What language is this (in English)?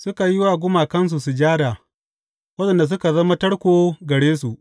Hausa